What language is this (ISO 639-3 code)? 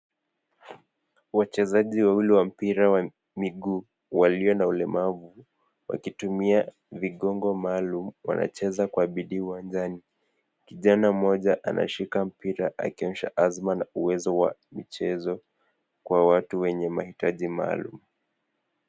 swa